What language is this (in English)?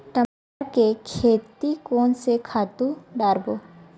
Chhattisgarhi